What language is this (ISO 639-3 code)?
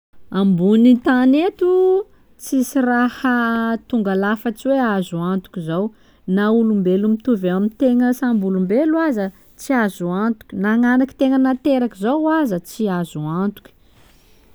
skg